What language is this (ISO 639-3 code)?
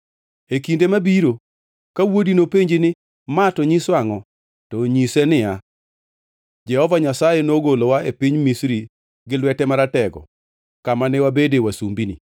luo